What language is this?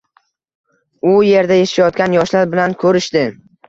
Uzbek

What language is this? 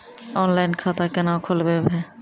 Maithili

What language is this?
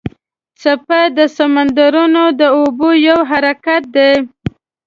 Pashto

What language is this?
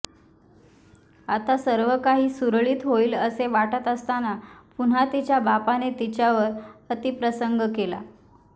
Marathi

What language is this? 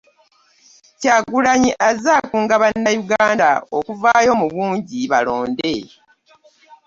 Ganda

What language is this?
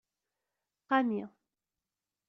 Kabyle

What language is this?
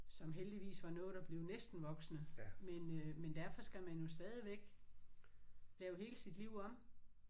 Danish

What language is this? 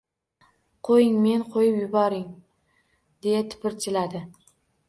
Uzbek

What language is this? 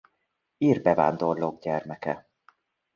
Hungarian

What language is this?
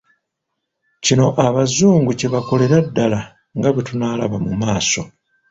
Ganda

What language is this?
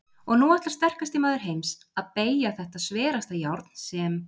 Icelandic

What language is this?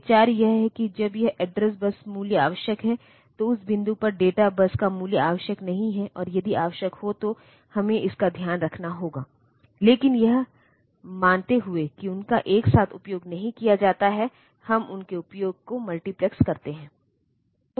Hindi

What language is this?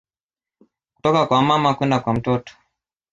Swahili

